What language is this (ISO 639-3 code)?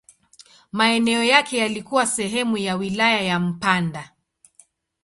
swa